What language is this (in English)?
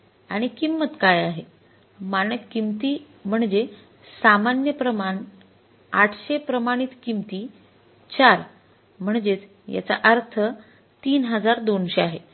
Marathi